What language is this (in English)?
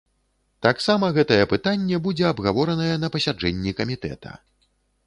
Belarusian